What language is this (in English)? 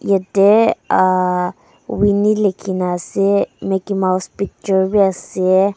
Naga Pidgin